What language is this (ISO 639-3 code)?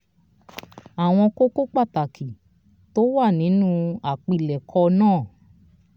yor